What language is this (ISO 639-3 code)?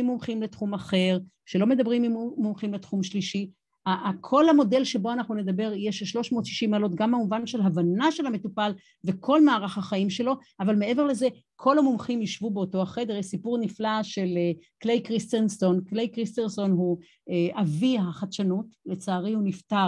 heb